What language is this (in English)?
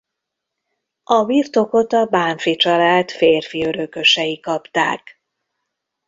Hungarian